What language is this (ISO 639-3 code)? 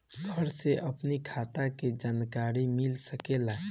bho